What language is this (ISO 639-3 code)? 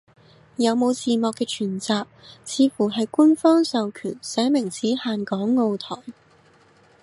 yue